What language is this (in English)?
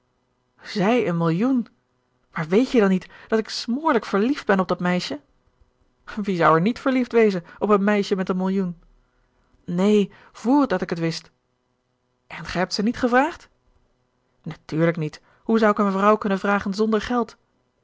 Dutch